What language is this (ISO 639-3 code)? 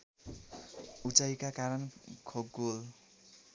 nep